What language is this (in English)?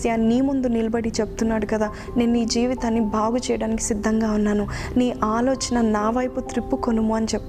Telugu